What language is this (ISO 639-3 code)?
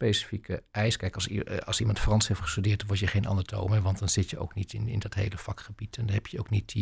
nld